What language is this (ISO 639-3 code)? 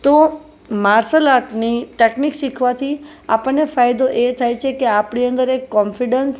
guj